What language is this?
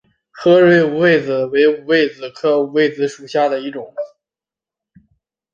Chinese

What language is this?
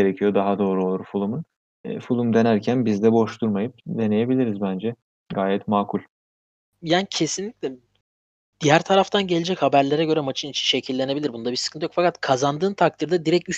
Turkish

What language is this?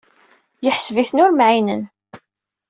Kabyle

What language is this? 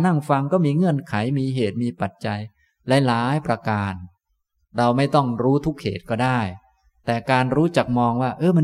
Thai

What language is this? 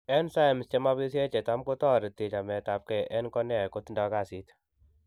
Kalenjin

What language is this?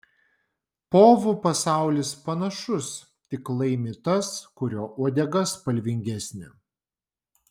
Lithuanian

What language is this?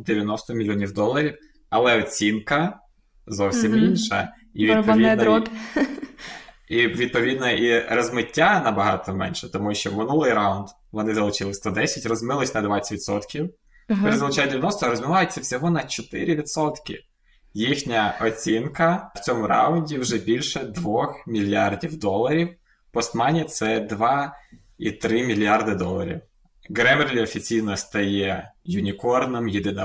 Ukrainian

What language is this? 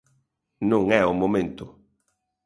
Galician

